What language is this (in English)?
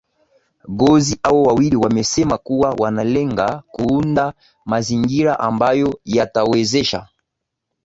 Swahili